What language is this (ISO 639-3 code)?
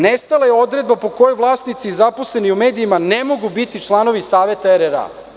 srp